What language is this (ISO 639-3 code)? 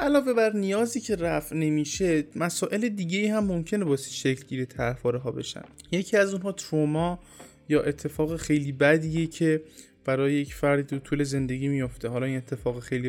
fas